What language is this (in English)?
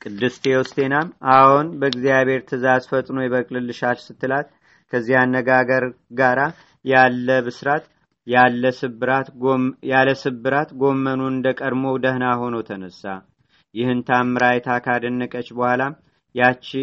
Amharic